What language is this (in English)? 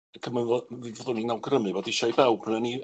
Welsh